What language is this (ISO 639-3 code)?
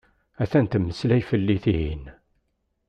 kab